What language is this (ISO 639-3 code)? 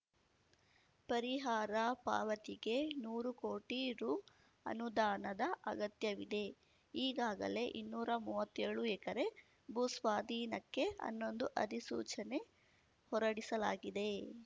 kan